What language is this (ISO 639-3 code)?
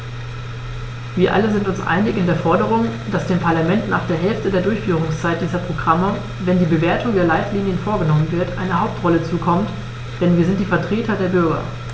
deu